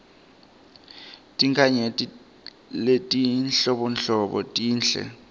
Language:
Swati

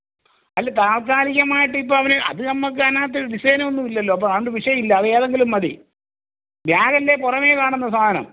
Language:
Malayalam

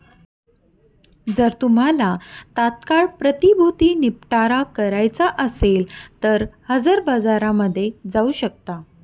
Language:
Marathi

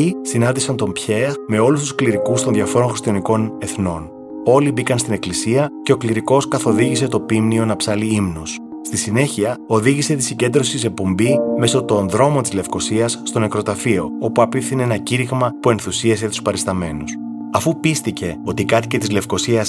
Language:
Greek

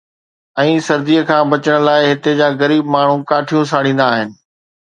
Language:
Sindhi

